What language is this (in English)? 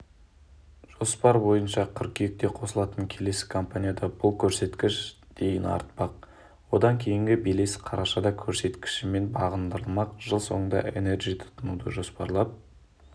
Kazakh